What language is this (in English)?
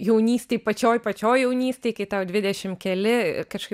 Lithuanian